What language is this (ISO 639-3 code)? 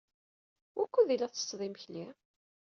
kab